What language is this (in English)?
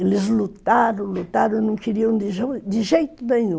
Portuguese